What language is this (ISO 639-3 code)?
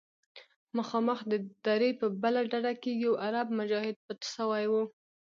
pus